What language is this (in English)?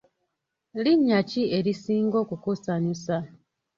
Ganda